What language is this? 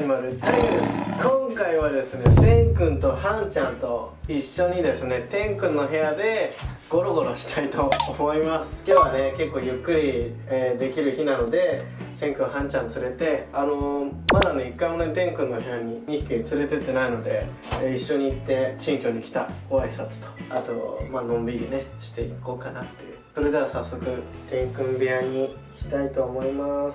Japanese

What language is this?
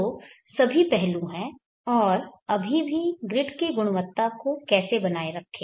Hindi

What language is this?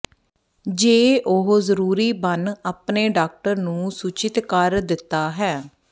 Punjabi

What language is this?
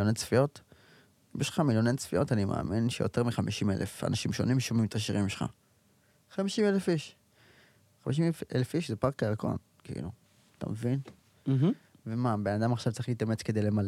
Hebrew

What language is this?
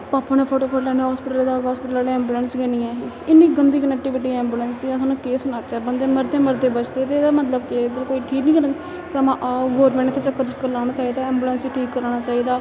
Dogri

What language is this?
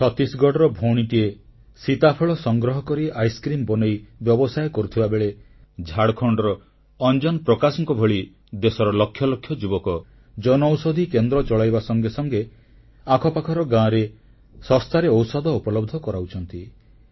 Odia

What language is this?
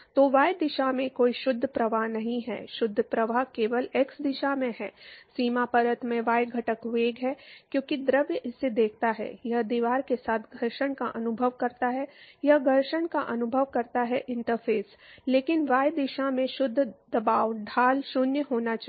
Hindi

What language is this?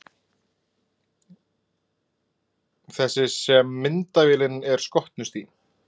Icelandic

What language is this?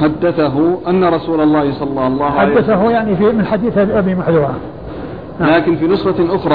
Arabic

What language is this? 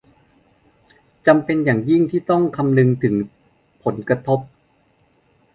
Thai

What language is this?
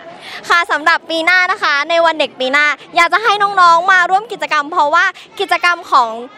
Thai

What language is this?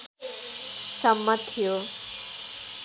Nepali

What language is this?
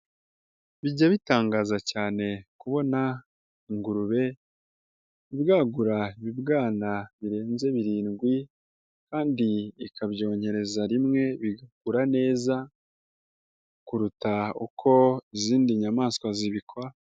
Kinyarwanda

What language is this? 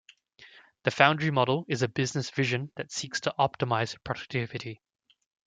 English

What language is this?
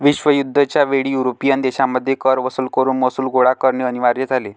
Marathi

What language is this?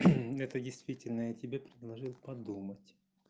Russian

